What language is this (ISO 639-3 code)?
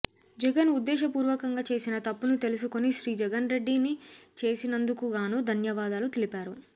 tel